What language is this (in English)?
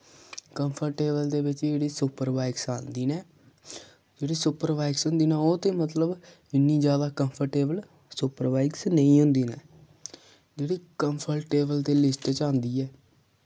Dogri